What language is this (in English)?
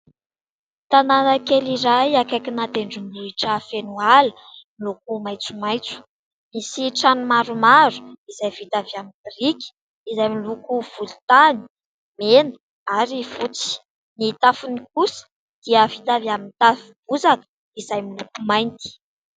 Malagasy